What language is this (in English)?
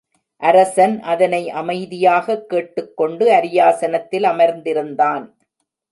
Tamil